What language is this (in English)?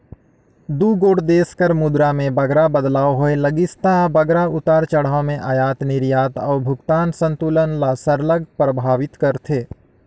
Chhattisgarhi